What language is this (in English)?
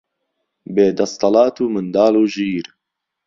Central Kurdish